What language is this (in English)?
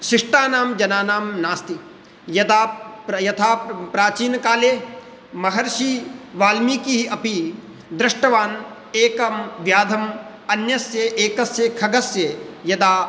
Sanskrit